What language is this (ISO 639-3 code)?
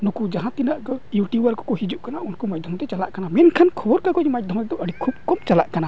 sat